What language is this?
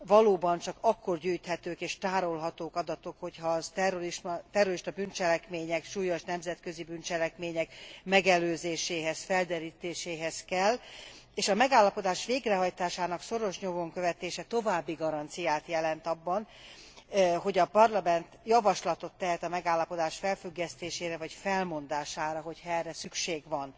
Hungarian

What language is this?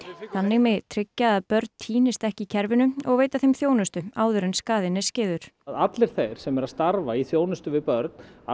Icelandic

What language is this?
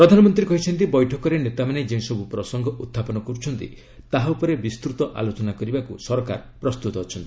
Odia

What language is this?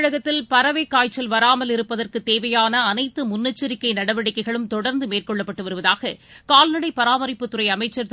Tamil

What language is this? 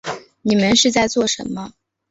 Chinese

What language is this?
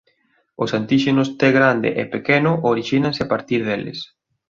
Galician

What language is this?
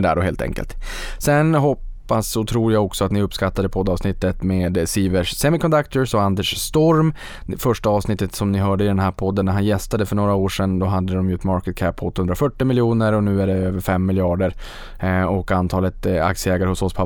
Swedish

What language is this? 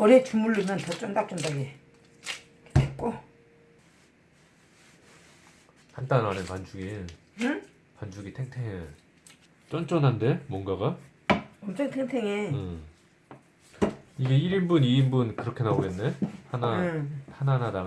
Korean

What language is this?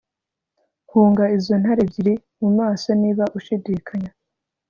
Kinyarwanda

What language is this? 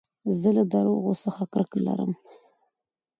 Pashto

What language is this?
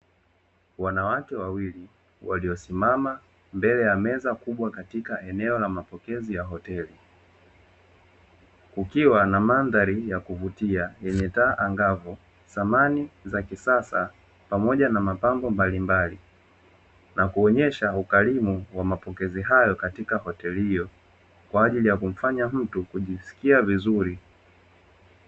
Swahili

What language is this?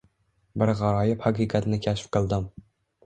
Uzbek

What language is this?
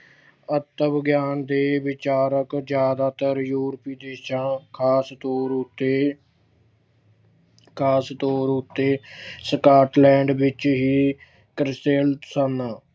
Punjabi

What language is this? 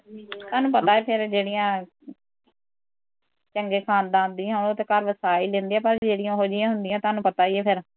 Punjabi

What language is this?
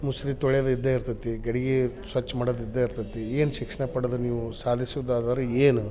Kannada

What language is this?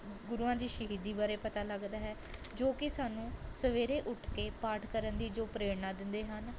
Punjabi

